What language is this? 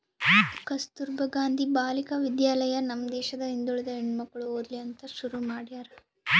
Kannada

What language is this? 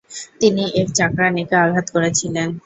Bangla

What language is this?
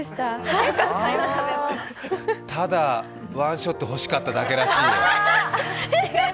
Japanese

